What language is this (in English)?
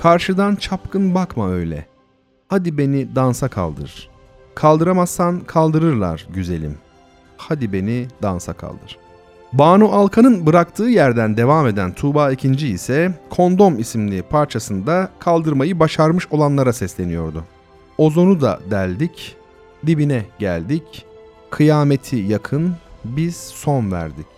Turkish